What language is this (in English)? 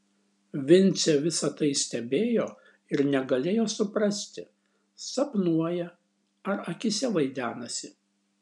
Lithuanian